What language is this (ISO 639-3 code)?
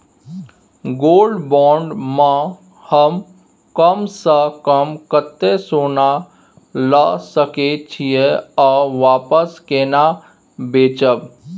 mai